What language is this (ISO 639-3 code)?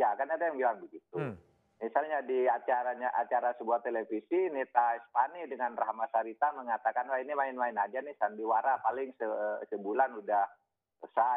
ind